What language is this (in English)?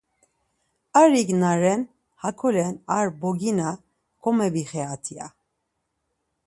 Laz